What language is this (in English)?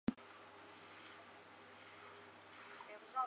Chinese